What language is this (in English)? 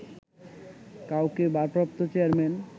Bangla